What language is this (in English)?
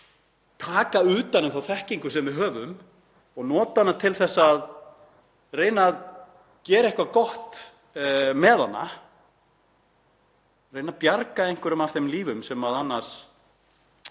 Icelandic